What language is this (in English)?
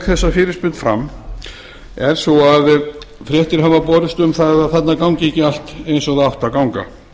Icelandic